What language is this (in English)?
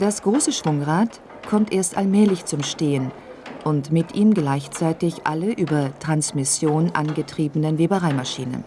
German